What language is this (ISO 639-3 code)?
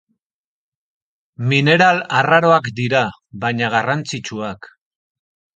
eus